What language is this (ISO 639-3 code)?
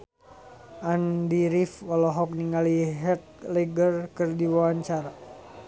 sun